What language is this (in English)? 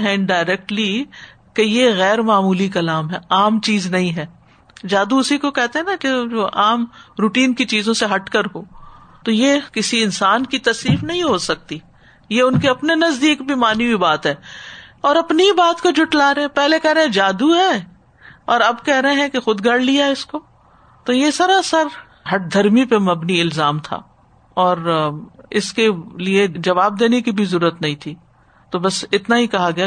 Urdu